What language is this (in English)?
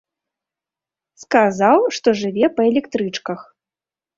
Belarusian